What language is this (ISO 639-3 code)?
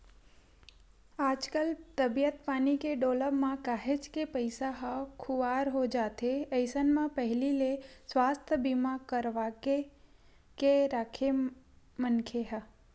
hne